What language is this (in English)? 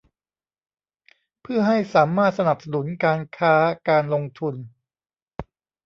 Thai